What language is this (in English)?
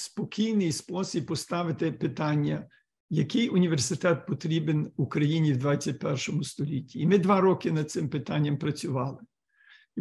Ukrainian